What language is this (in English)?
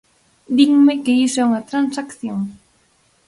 Galician